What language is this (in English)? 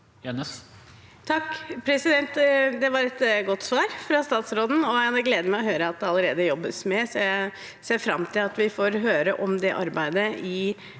Norwegian